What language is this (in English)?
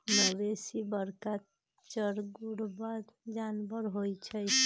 Magahi